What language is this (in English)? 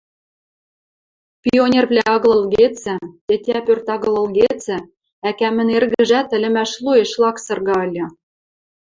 Western Mari